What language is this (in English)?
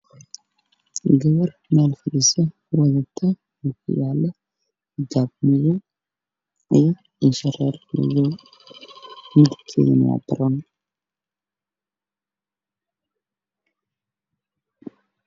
Somali